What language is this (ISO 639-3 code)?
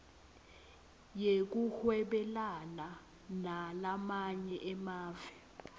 ssw